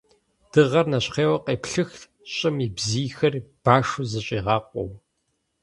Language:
Kabardian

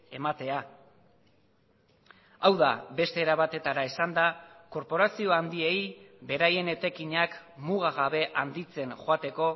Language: Basque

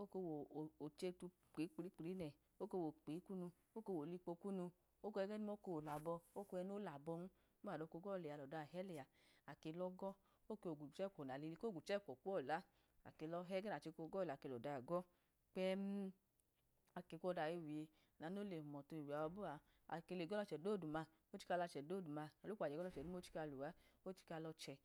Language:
Idoma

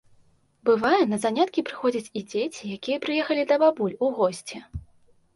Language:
Belarusian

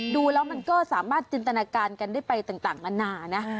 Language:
Thai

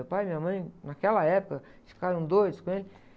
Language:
Portuguese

